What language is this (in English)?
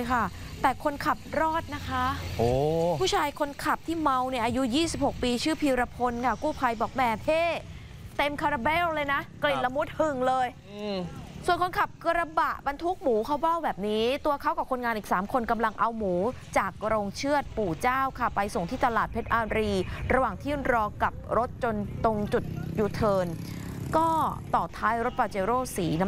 Thai